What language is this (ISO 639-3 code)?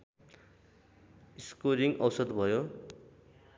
nep